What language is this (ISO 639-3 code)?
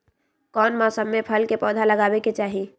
mag